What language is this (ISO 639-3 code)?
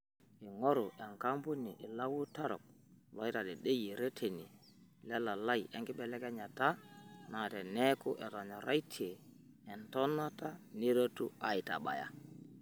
mas